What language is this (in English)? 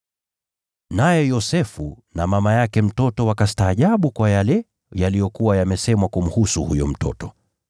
Swahili